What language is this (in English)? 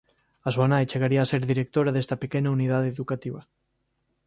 Galician